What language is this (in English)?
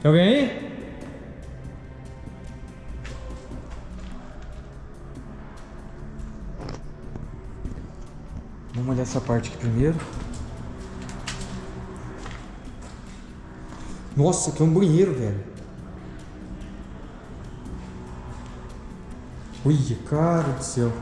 Portuguese